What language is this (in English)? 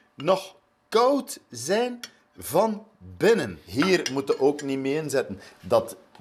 Dutch